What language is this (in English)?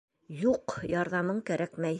Bashkir